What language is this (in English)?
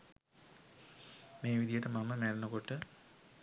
Sinhala